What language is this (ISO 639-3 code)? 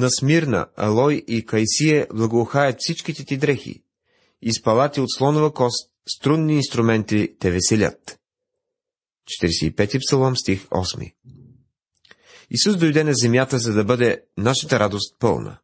bul